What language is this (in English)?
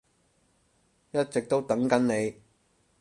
Cantonese